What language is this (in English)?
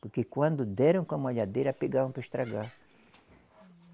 Portuguese